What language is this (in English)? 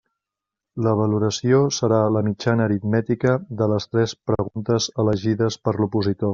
Catalan